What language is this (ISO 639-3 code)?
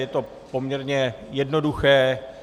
ces